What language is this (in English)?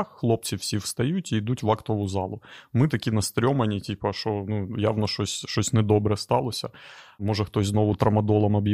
Ukrainian